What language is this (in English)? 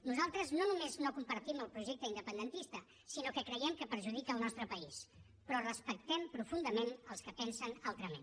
Catalan